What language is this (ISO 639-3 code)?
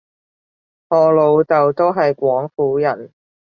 yue